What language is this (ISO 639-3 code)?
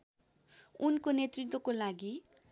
nep